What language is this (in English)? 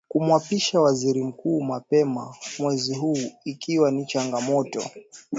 Swahili